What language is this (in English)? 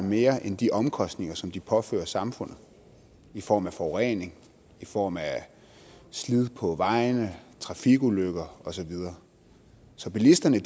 Danish